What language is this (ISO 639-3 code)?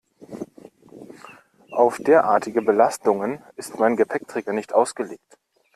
deu